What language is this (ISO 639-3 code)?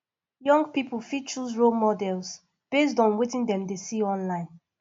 pcm